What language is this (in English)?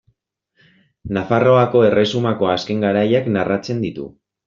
Basque